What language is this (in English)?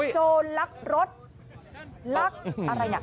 Thai